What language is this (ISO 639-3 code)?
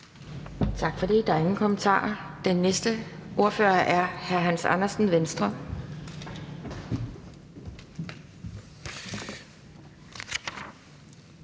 dan